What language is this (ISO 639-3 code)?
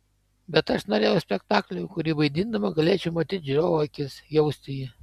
lit